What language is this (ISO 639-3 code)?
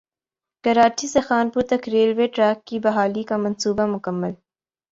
urd